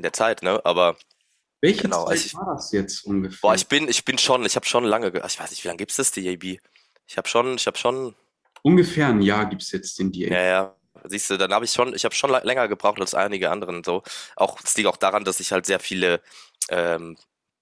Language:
German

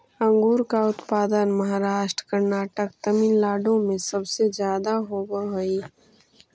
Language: Magahi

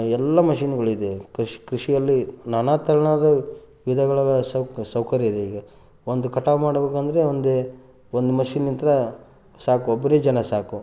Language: Kannada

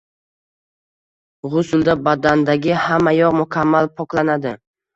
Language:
Uzbek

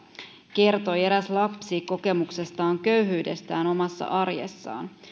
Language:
Finnish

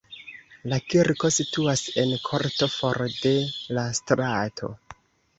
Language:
Esperanto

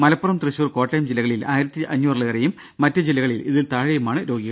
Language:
Malayalam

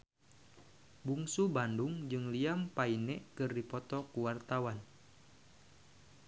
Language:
Sundanese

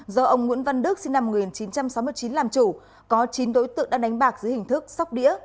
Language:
Vietnamese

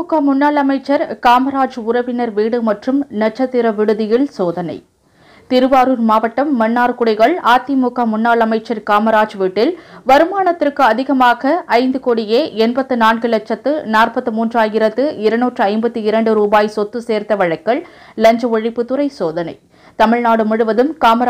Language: Romanian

